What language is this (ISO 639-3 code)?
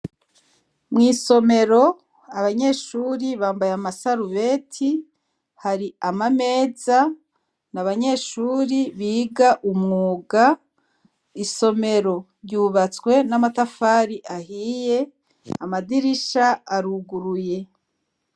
run